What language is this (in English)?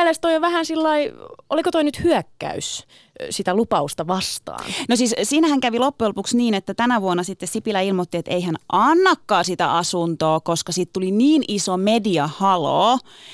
Finnish